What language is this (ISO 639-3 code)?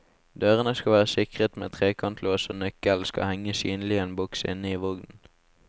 nor